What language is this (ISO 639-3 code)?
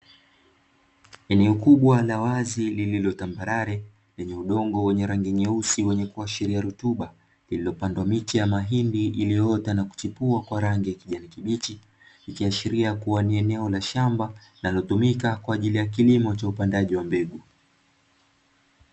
swa